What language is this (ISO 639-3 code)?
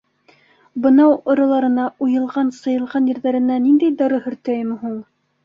bak